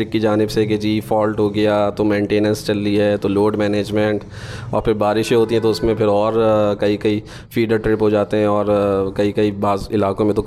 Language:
Urdu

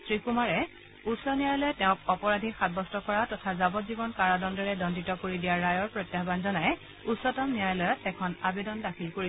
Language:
Assamese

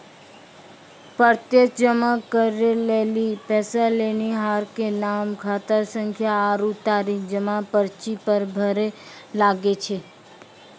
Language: Maithili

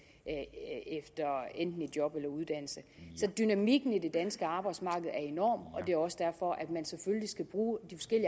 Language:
Danish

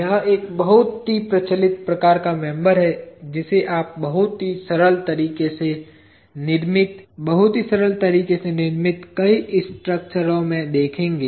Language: Hindi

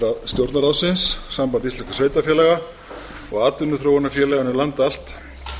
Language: Icelandic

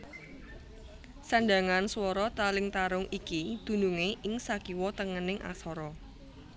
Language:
Javanese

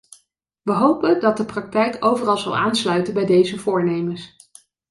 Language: Dutch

